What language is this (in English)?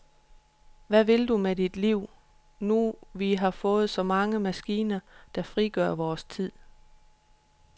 Danish